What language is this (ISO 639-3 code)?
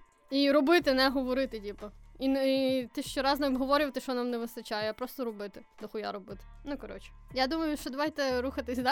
ukr